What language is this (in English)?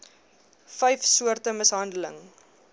Afrikaans